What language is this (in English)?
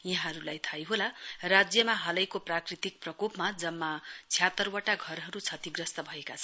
Nepali